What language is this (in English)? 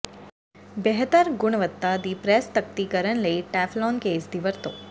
Punjabi